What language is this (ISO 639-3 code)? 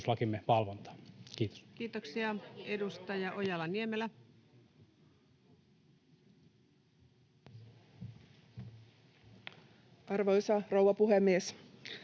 fin